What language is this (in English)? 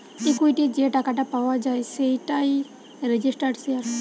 Bangla